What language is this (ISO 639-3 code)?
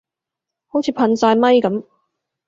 yue